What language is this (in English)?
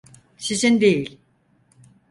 Turkish